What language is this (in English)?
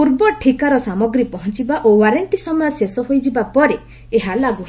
Odia